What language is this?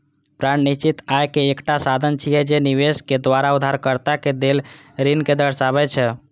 Maithili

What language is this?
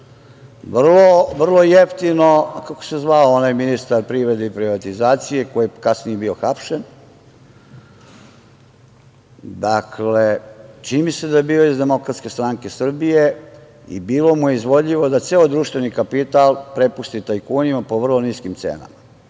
Serbian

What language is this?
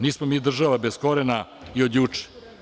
Serbian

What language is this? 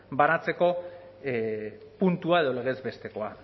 Basque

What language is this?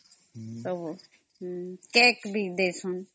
Odia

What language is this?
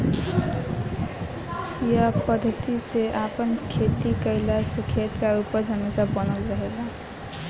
Bhojpuri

